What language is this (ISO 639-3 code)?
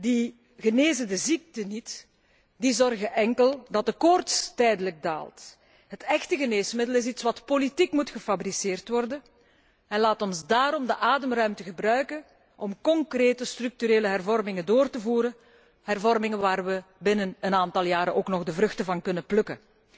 nld